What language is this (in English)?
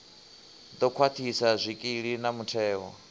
Venda